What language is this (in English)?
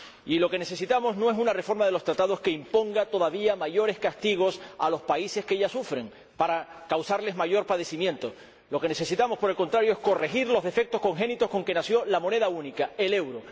Spanish